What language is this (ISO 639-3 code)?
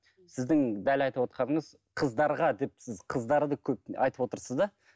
kaz